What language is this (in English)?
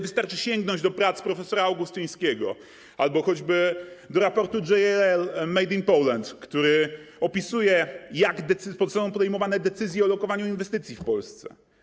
Polish